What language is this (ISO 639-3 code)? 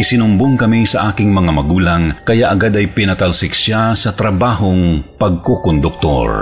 fil